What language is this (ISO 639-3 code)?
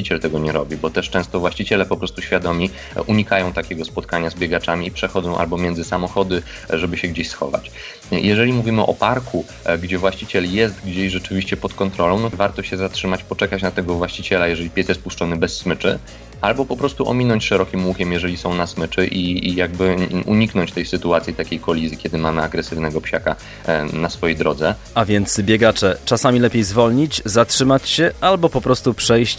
pol